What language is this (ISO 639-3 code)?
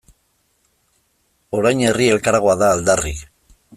eus